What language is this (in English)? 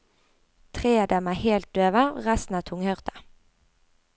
Norwegian